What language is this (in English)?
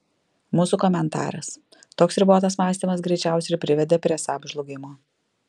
Lithuanian